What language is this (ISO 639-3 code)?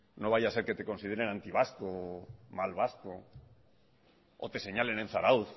spa